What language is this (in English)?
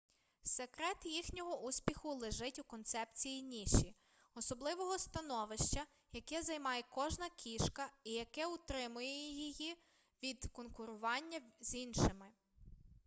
Ukrainian